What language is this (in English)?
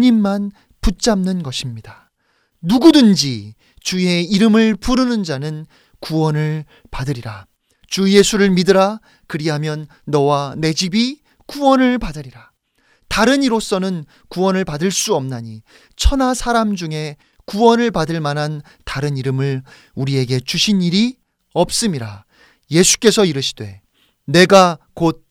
Korean